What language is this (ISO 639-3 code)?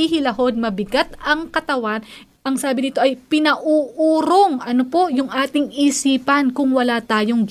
fil